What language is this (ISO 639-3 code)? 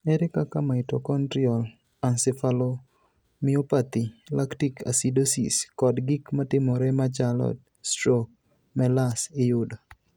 luo